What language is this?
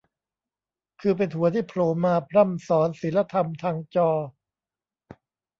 Thai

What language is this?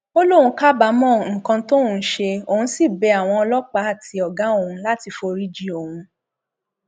Yoruba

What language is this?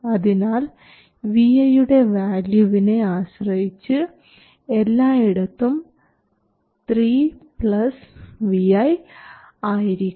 Malayalam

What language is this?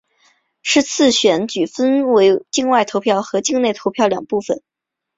Chinese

